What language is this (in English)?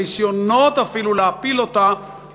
Hebrew